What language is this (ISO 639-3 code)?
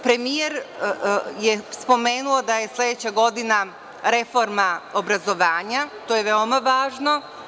srp